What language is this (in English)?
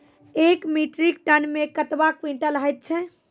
Maithili